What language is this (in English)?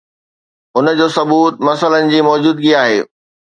Sindhi